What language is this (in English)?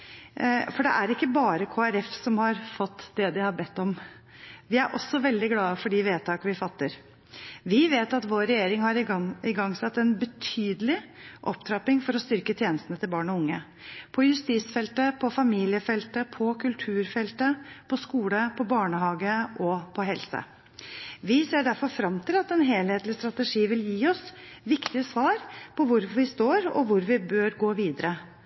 Norwegian Bokmål